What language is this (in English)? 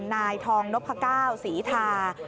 Thai